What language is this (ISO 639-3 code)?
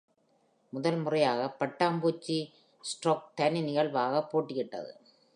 tam